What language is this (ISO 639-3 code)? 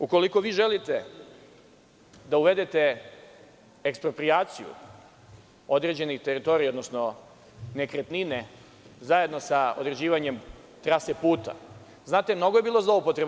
srp